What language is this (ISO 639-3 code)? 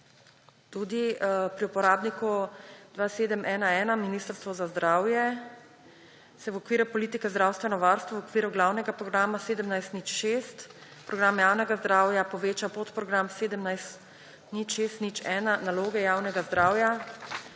slv